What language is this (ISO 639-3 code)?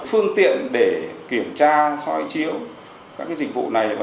vie